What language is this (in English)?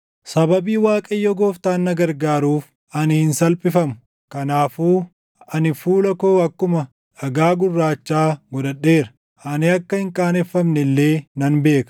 Oromo